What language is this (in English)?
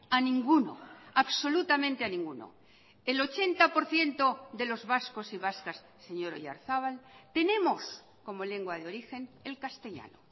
Spanish